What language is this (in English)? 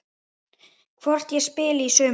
Icelandic